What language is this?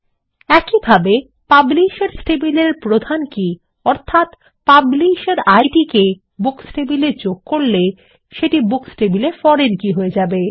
Bangla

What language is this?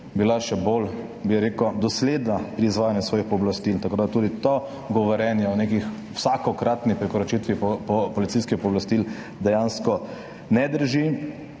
Slovenian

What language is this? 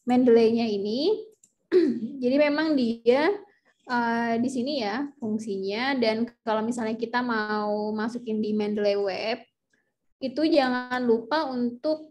Indonesian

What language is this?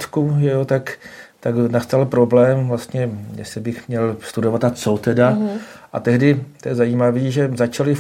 Czech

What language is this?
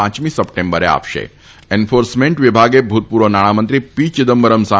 Gujarati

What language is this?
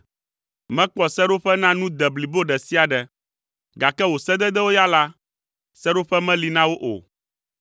Ewe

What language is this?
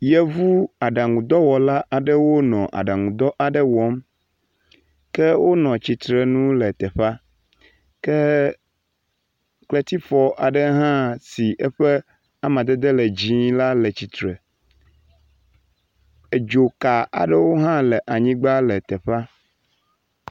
Ewe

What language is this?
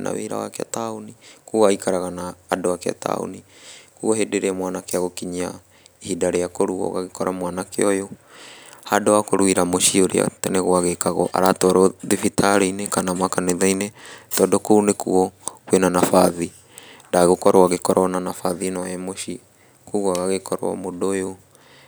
Kikuyu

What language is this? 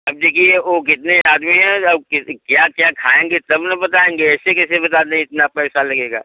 Hindi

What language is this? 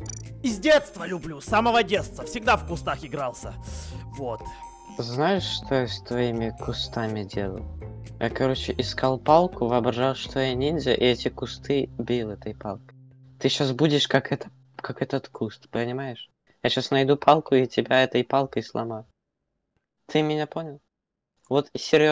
Russian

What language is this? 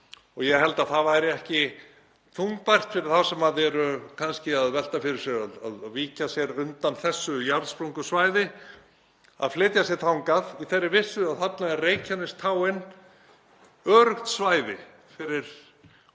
Icelandic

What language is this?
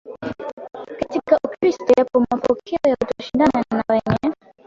Swahili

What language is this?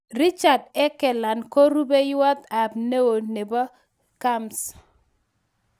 Kalenjin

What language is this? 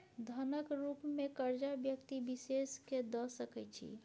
Maithili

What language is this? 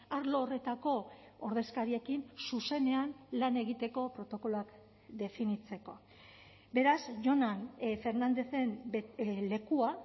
Basque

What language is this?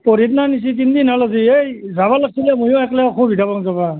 Assamese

